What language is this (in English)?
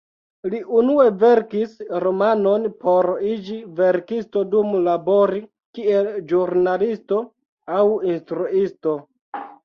Esperanto